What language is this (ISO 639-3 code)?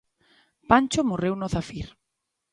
glg